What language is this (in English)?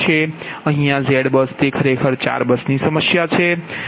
Gujarati